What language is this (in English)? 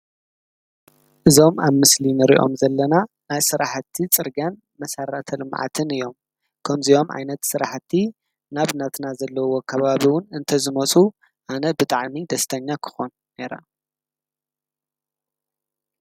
Tigrinya